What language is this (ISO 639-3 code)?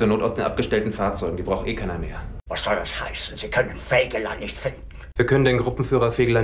deu